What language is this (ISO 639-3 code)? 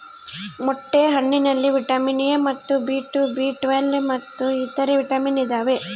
kan